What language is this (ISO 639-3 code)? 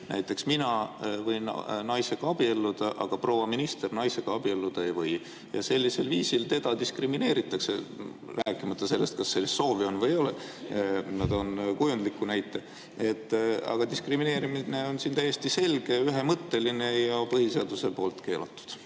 est